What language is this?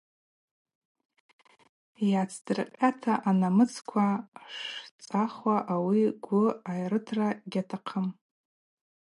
Abaza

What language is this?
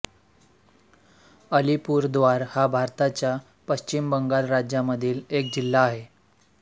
Marathi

